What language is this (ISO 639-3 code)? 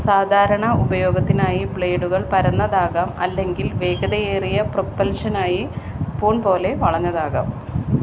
mal